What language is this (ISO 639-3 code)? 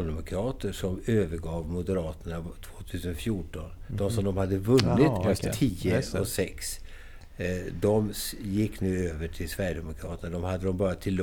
swe